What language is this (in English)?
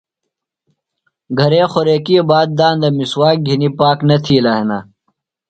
Phalura